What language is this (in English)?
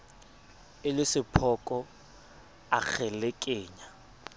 Southern Sotho